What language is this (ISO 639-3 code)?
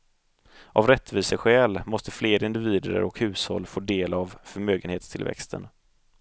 swe